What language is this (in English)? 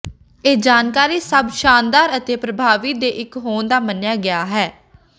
Punjabi